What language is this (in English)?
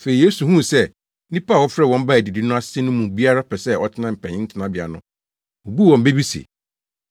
Akan